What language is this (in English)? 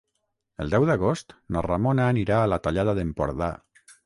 Catalan